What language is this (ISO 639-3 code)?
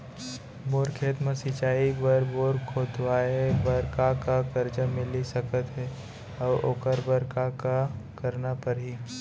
hne